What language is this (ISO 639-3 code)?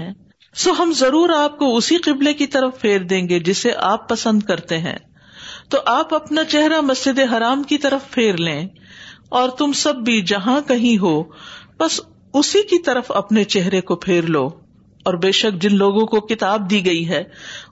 urd